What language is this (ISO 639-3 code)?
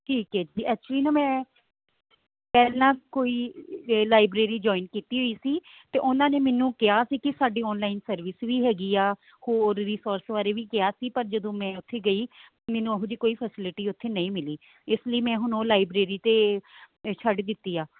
pan